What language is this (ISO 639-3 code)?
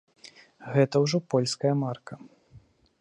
bel